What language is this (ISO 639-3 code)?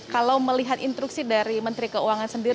ind